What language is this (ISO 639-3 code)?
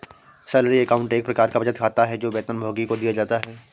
hin